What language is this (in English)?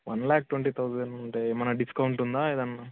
Telugu